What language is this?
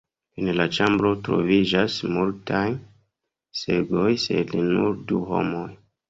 Esperanto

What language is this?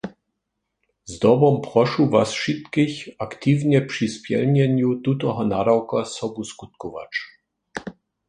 Upper Sorbian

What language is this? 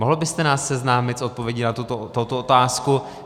Czech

